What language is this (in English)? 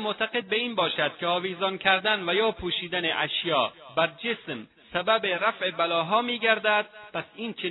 Persian